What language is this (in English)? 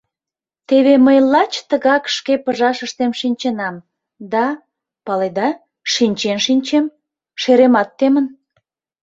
Mari